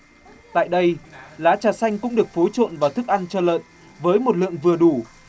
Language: Vietnamese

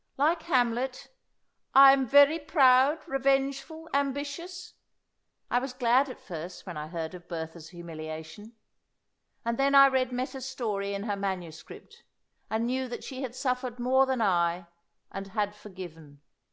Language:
English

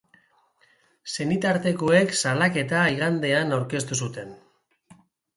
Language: Basque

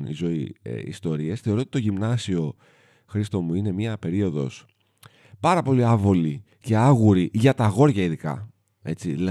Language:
Greek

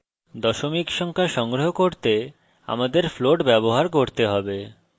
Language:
Bangla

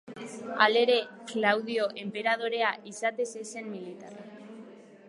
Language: Basque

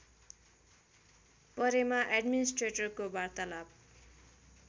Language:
Nepali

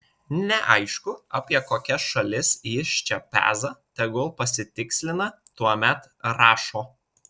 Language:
Lithuanian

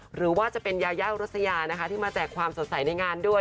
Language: Thai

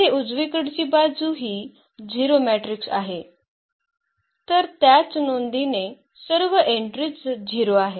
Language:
Marathi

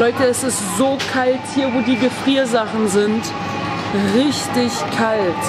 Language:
German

